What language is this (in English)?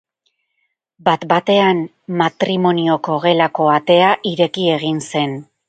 Basque